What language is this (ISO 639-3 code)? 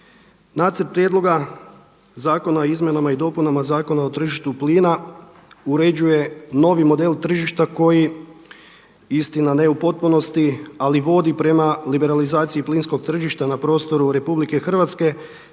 hrv